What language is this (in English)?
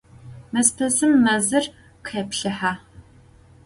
Adyghe